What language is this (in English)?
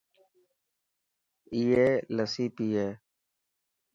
Dhatki